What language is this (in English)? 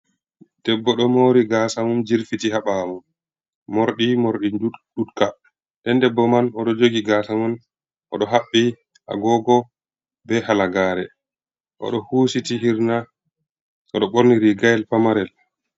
Fula